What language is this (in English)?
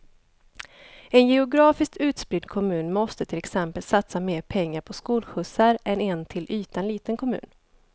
Swedish